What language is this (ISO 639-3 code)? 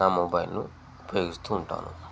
tel